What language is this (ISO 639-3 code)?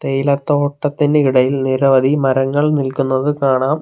mal